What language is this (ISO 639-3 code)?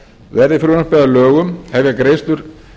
isl